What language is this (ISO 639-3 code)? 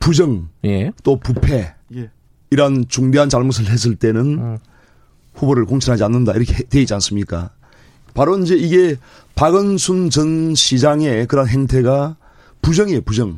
kor